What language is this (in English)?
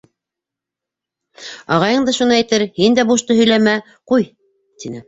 Bashkir